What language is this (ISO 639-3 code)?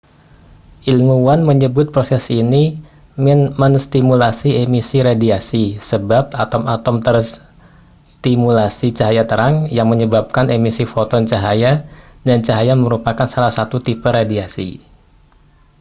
ind